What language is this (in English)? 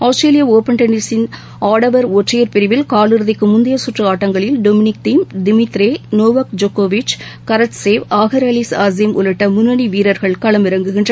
Tamil